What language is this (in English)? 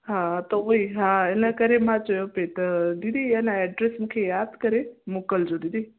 Sindhi